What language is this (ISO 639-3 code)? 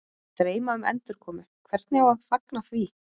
isl